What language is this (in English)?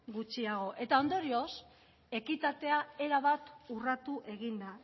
Basque